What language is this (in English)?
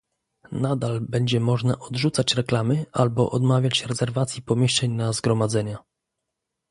Polish